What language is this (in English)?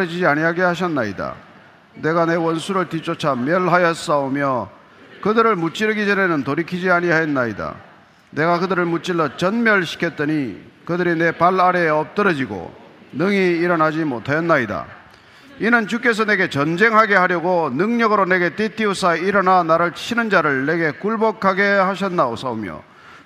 Korean